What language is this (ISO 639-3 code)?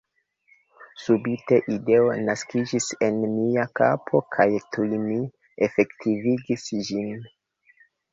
epo